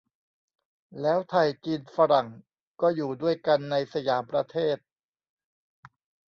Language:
Thai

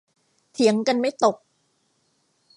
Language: Thai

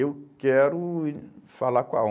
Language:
Portuguese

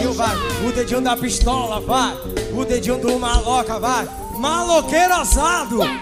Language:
Portuguese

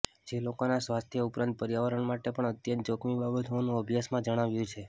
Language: Gujarati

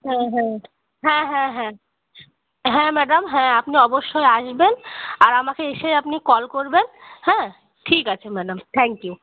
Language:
Bangla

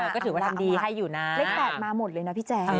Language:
Thai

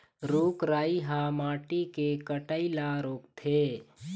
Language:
Chhattisgarhi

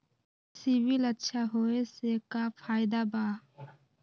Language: Magahi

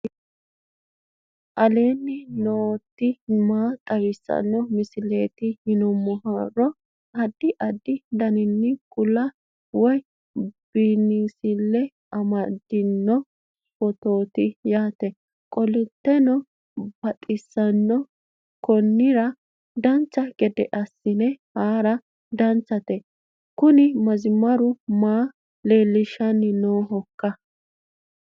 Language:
Sidamo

